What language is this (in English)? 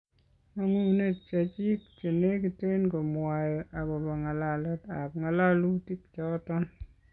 Kalenjin